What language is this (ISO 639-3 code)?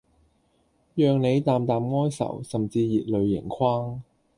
yue